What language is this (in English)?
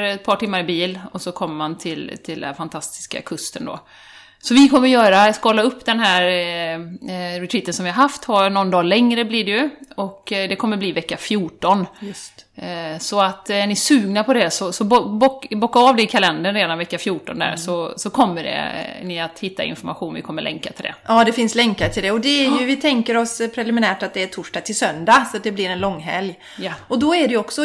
Swedish